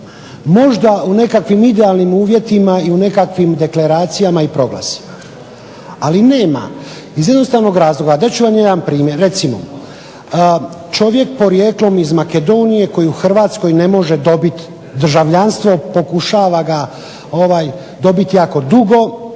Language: Croatian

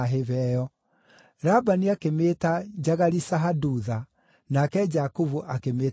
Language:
Kikuyu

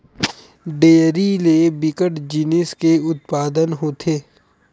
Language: Chhattisgarhi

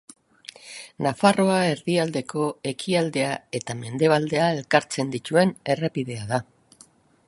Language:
Basque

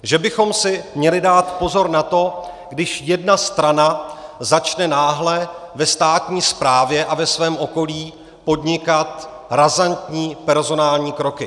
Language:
Czech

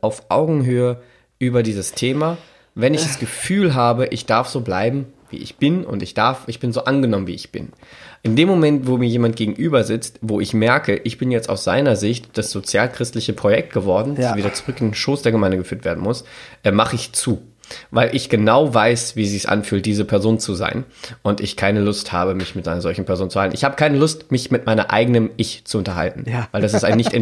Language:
German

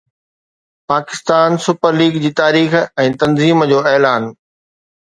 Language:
Sindhi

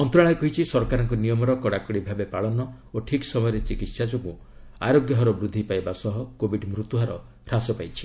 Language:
Odia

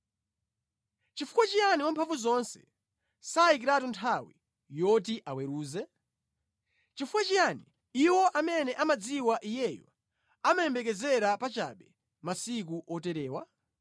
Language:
Nyanja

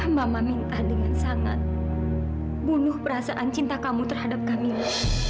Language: Indonesian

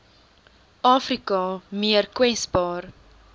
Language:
Afrikaans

